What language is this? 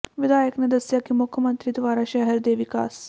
Punjabi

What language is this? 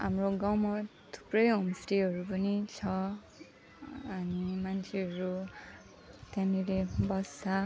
Nepali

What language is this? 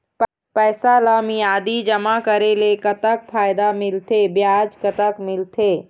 Chhattisgarhi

